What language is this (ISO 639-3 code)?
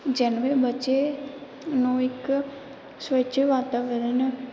pan